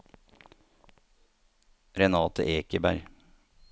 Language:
Norwegian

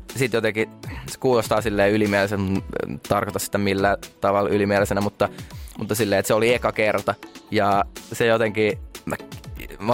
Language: Finnish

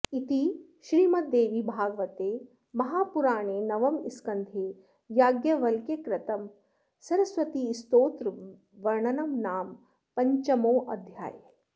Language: Sanskrit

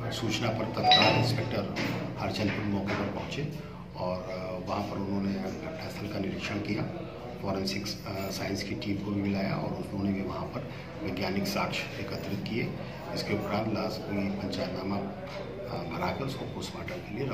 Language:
Hindi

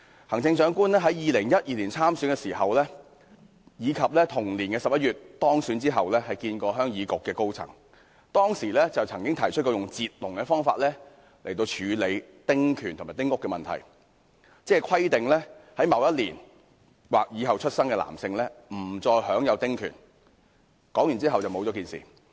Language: Cantonese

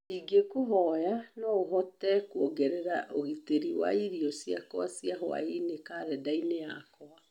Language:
Kikuyu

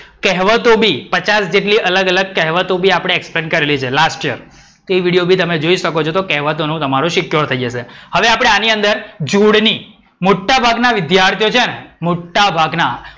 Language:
Gujarati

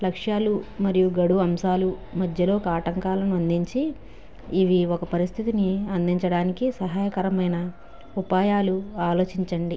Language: Telugu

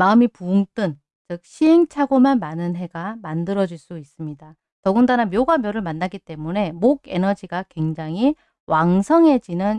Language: Korean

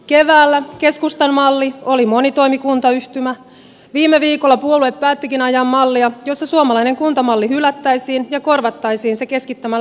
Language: Finnish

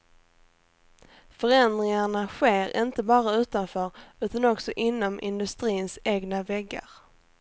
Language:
Swedish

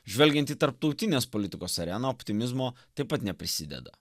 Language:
Lithuanian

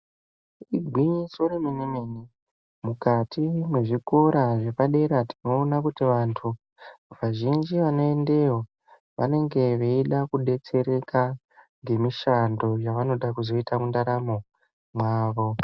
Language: Ndau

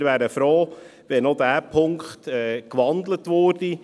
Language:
Swiss German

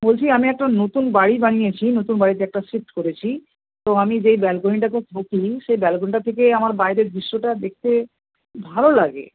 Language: Bangla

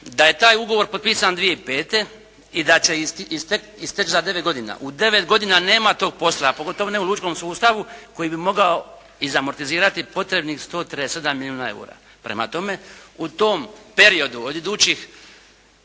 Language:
Croatian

